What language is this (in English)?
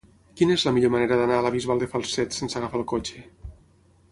Catalan